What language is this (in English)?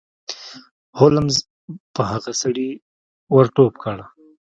Pashto